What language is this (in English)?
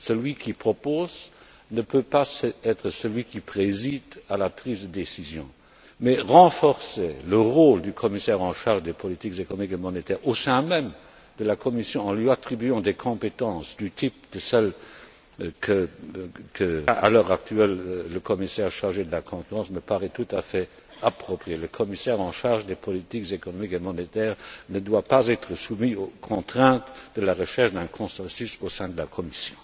French